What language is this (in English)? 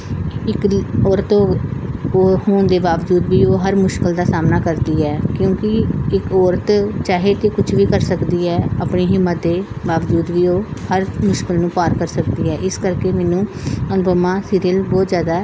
Punjabi